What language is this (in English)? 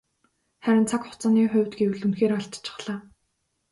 Mongolian